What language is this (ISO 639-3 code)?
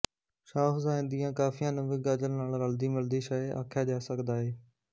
pan